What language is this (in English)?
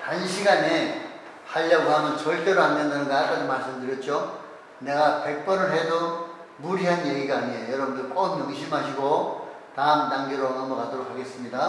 Korean